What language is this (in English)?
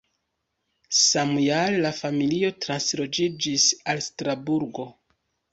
Esperanto